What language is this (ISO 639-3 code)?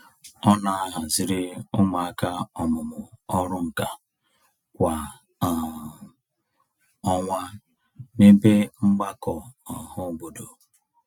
ibo